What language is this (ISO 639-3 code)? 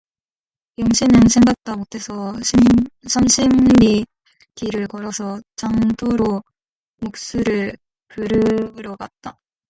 kor